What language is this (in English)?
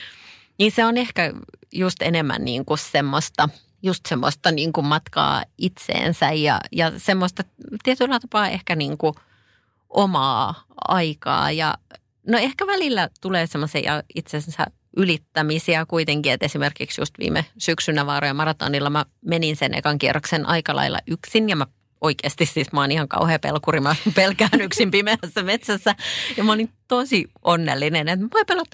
Finnish